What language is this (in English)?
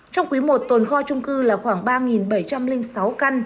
Vietnamese